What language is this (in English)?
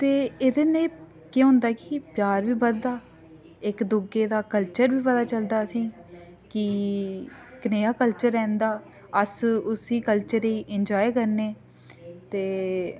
Dogri